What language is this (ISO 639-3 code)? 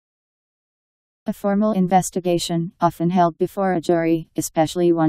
eng